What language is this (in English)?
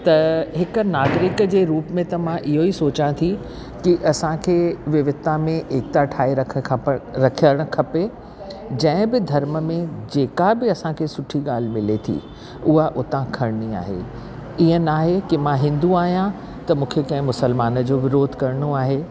Sindhi